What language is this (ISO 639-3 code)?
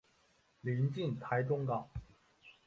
zho